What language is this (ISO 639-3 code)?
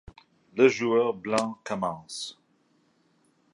fra